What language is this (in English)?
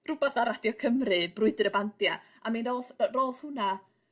Welsh